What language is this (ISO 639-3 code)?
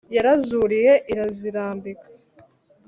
kin